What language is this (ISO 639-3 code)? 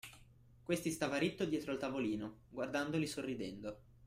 ita